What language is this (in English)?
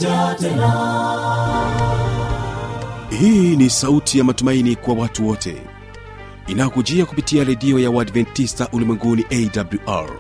Swahili